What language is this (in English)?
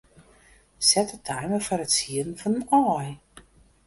Western Frisian